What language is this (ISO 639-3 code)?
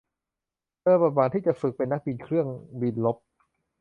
tha